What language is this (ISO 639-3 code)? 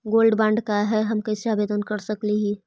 mag